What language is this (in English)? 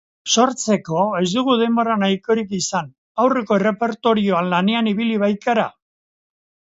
Basque